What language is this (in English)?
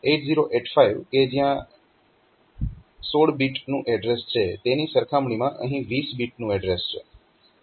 Gujarati